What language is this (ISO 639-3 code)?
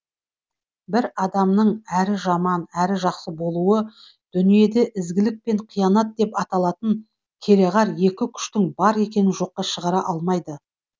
kaz